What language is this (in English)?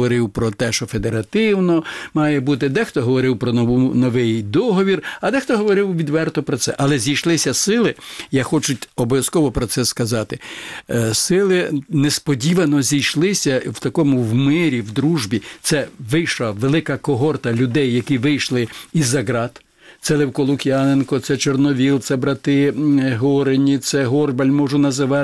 Ukrainian